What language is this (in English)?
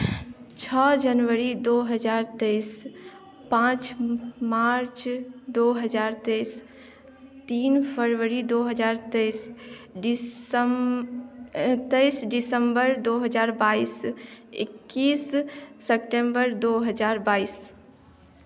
Maithili